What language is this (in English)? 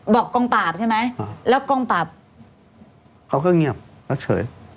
Thai